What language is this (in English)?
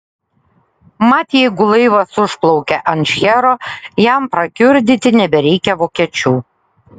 Lithuanian